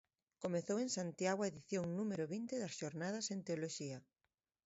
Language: Galician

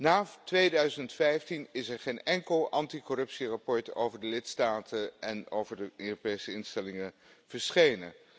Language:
Dutch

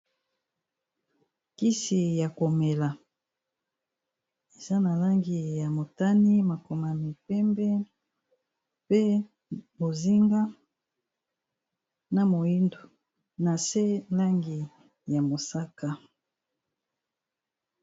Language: Lingala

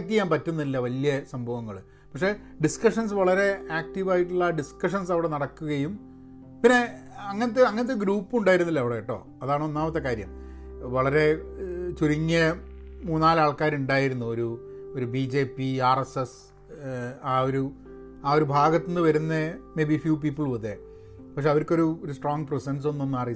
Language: Malayalam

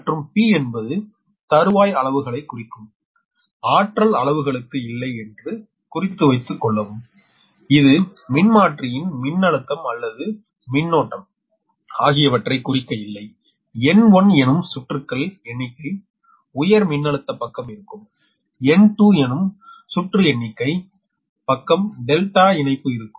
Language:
Tamil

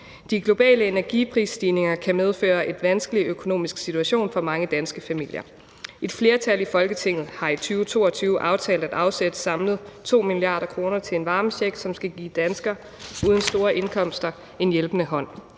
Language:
Danish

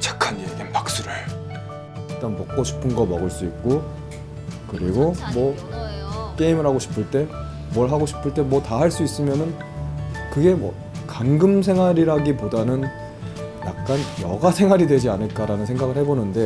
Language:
Korean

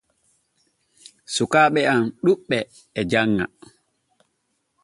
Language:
Borgu Fulfulde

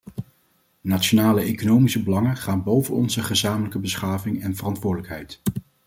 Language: Dutch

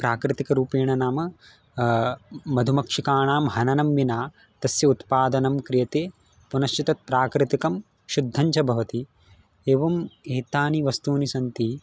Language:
Sanskrit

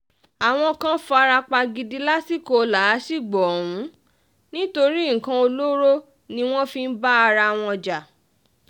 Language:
Yoruba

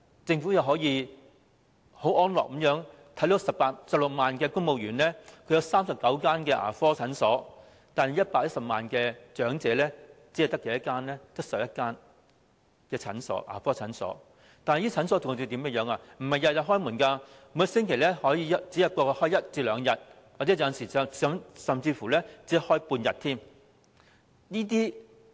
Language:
Cantonese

